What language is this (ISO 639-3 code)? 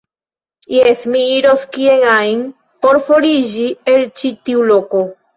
epo